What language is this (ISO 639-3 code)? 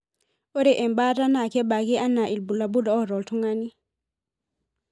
mas